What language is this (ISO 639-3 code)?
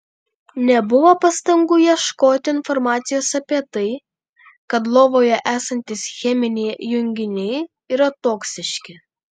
lit